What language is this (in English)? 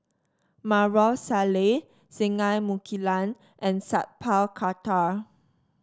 English